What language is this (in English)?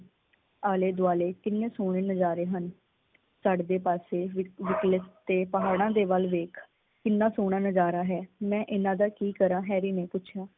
Punjabi